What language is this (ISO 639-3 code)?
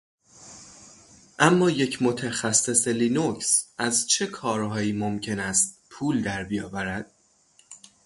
fas